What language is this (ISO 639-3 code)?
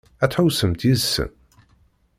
kab